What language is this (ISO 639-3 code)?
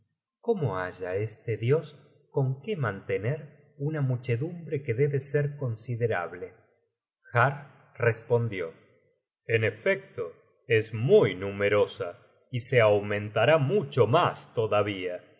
spa